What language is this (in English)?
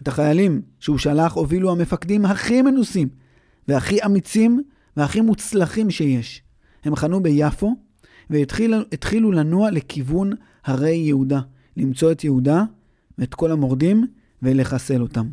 Hebrew